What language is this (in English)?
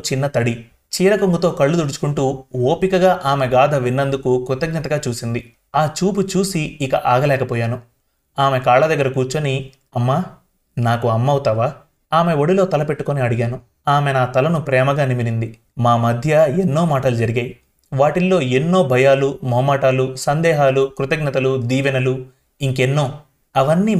Telugu